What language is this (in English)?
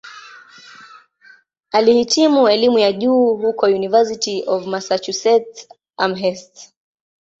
Swahili